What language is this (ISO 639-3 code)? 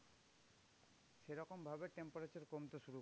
ben